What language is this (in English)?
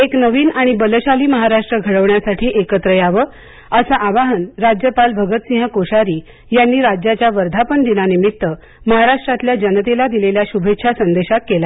Marathi